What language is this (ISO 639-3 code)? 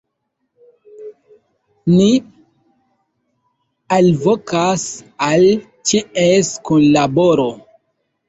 epo